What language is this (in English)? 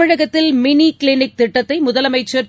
Tamil